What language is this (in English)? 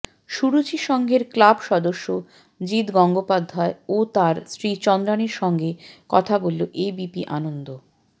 Bangla